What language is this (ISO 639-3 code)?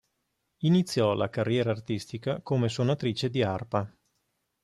ita